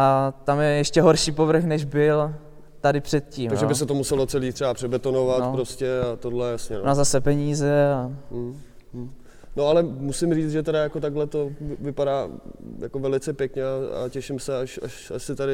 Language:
Czech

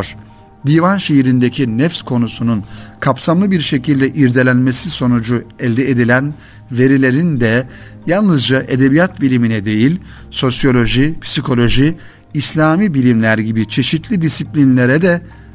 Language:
Turkish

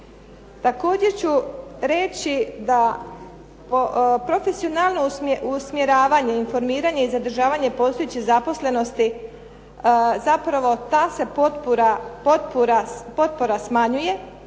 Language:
Croatian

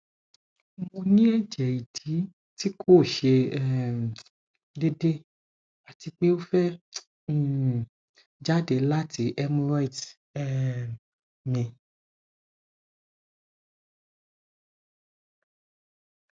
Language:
Yoruba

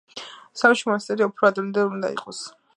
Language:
Georgian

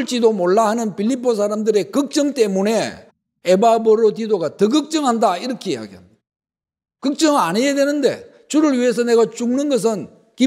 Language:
Korean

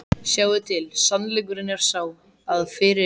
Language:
Icelandic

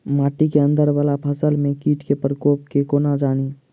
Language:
Maithili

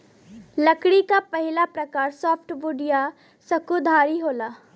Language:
Bhojpuri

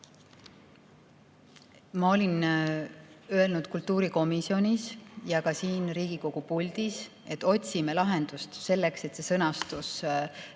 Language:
Estonian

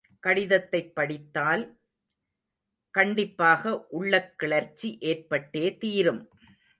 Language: Tamil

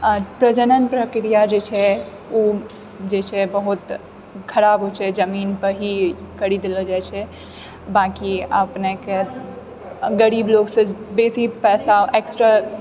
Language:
Maithili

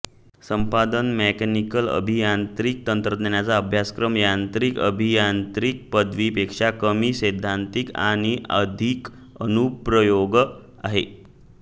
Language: Marathi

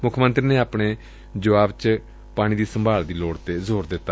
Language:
Punjabi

